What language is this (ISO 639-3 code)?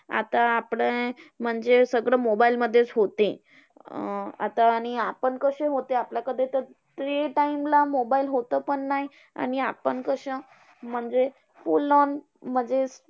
mar